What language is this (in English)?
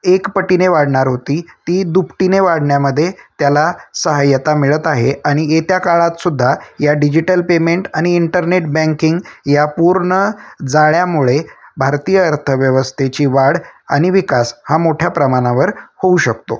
Marathi